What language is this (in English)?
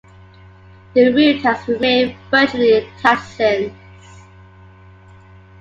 English